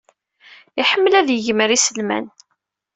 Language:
Kabyle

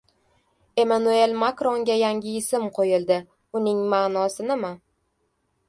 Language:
Uzbek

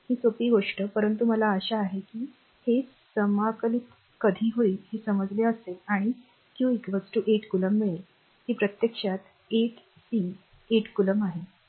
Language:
Marathi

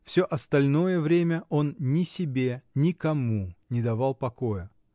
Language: Russian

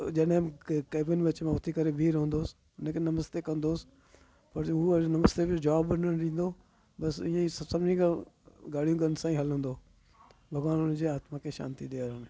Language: Sindhi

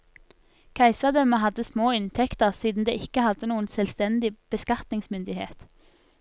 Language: Norwegian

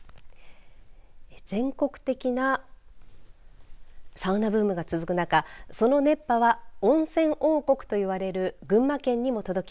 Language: Japanese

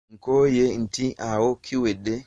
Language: Ganda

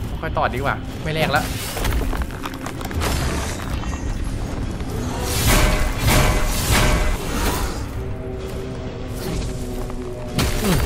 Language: Thai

